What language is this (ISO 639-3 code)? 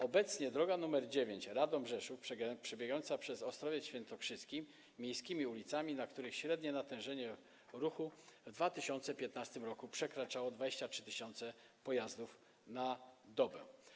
pol